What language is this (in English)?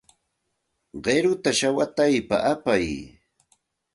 Santa Ana de Tusi Pasco Quechua